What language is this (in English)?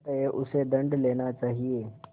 Hindi